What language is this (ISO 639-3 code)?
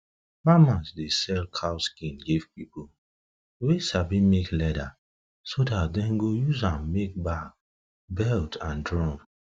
pcm